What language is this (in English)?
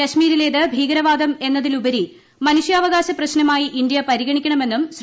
Malayalam